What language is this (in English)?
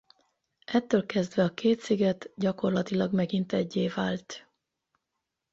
Hungarian